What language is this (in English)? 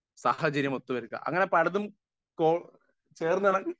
Malayalam